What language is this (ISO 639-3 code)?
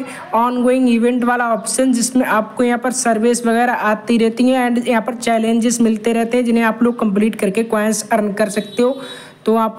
hin